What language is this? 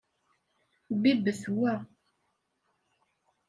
Kabyle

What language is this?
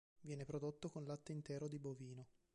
Italian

